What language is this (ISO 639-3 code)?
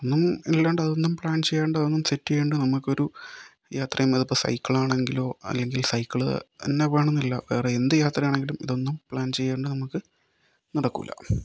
mal